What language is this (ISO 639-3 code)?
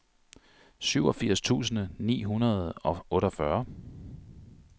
dan